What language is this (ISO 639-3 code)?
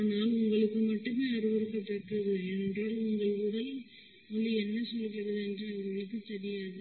tam